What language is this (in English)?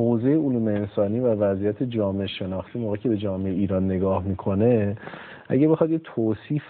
Persian